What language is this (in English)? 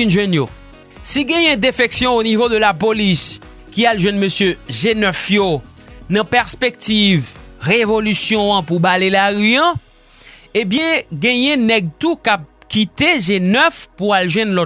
French